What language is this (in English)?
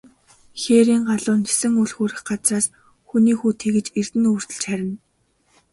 Mongolian